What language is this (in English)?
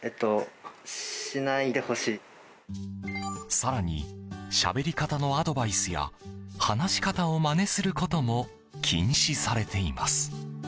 Japanese